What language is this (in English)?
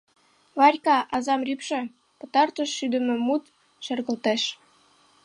Mari